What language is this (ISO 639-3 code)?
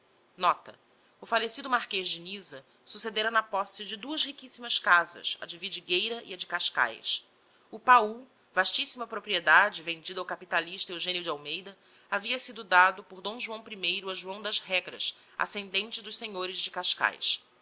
por